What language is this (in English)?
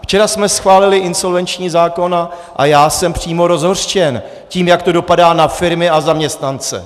Czech